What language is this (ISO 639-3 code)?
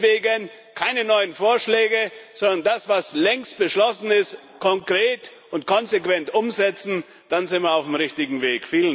deu